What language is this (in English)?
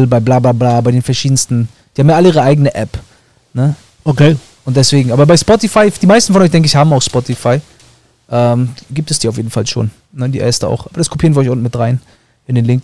German